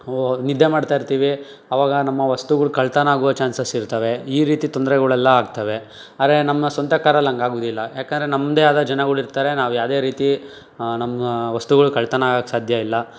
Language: Kannada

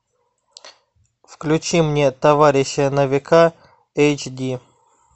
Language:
Russian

